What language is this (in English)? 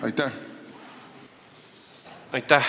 Estonian